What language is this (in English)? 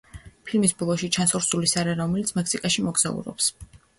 Georgian